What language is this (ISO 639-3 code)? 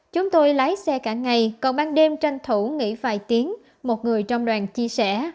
vie